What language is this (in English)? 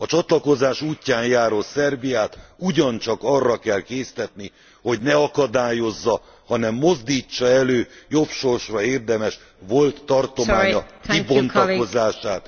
Hungarian